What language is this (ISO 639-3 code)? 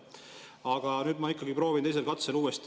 est